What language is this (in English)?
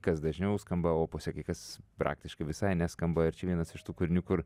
Lithuanian